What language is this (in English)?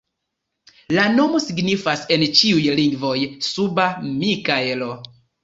Esperanto